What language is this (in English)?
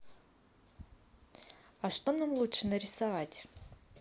Russian